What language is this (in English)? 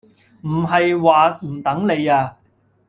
Cantonese